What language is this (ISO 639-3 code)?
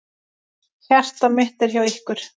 isl